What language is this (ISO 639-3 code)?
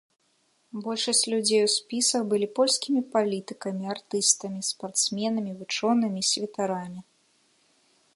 bel